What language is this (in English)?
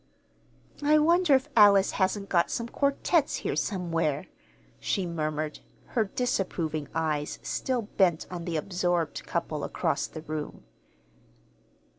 English